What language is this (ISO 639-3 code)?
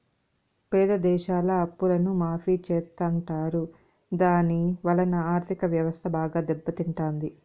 tel